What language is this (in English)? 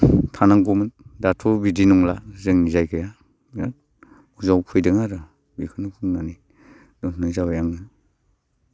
Bodo